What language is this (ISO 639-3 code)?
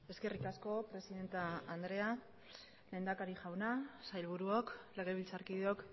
eus